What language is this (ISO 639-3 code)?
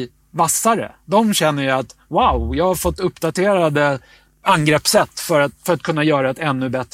swe